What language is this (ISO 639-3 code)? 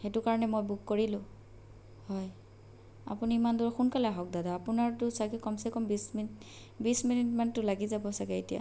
asm